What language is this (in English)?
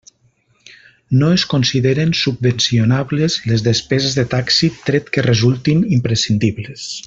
Catalan